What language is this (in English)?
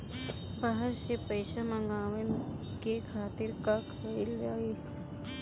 Bhojpuri